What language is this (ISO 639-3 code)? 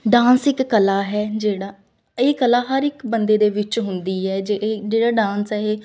pan